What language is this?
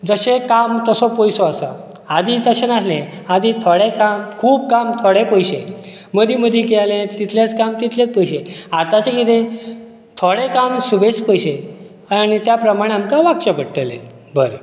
Konkani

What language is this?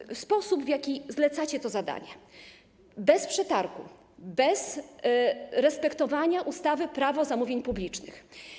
Polish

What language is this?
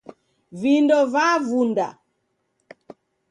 Taita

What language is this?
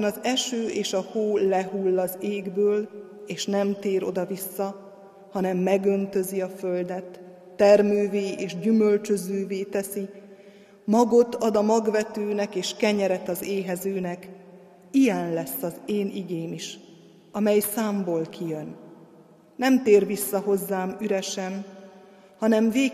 Hungarian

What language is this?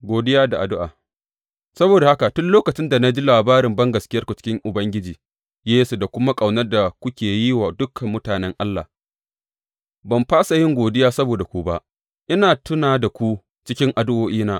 Hausa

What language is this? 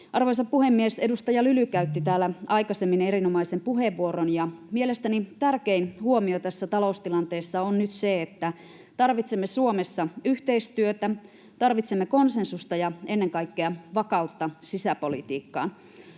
Finnish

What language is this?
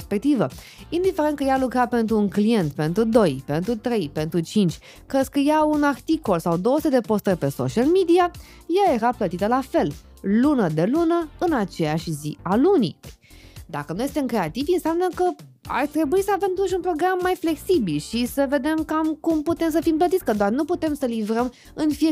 Romanian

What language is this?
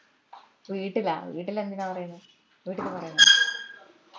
Malayalam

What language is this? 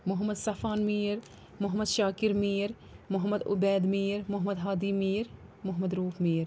Kashmiri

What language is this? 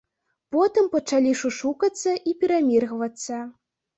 Belarusian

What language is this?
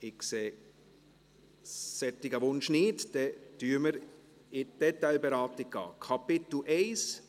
Swiss German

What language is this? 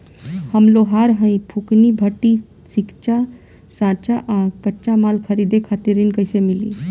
Bhojpuri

